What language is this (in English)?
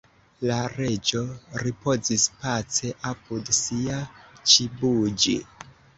Esperanto